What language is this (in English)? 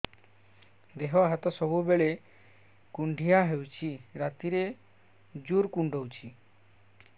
Odia